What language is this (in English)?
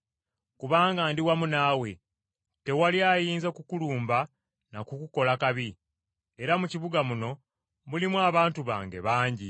Ganda